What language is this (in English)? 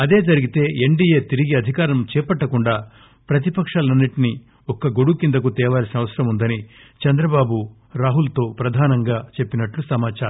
Telugu